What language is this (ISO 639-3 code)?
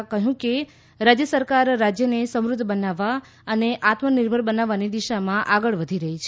guj